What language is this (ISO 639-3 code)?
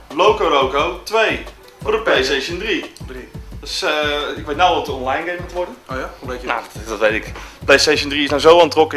nld